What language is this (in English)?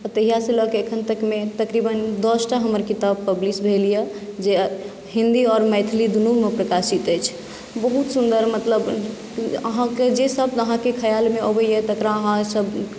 Maithili